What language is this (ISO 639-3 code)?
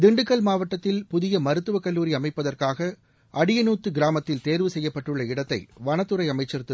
tam